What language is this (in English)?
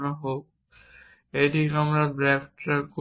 Bangla